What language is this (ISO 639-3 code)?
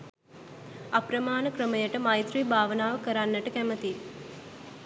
sin